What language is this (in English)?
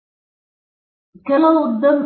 Kannada